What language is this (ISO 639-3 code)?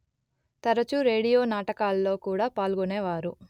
tel